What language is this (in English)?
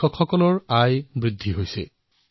Assamese